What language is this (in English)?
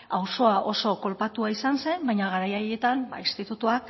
Basque